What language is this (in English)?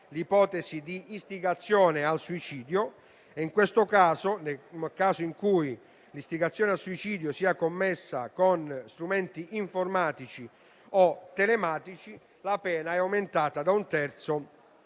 Italian